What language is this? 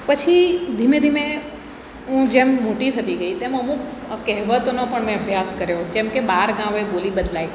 Gujarati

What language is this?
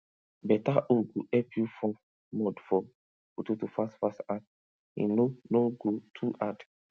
Nigerian Pidgin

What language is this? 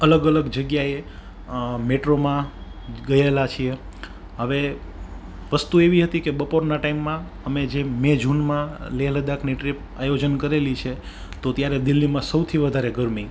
Gujarati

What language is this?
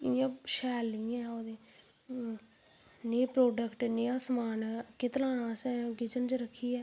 Dogri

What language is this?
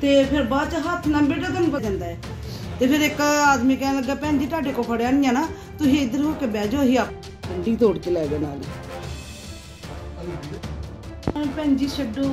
Punjabi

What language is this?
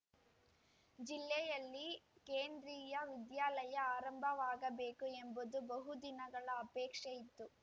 Kannada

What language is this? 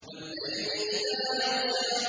Arabic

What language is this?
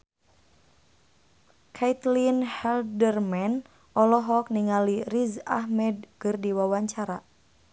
Sundanese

